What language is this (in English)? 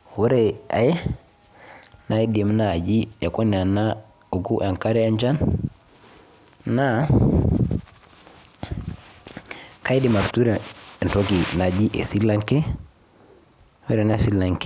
Masai